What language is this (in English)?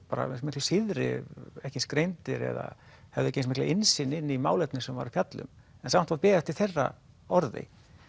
Icelandic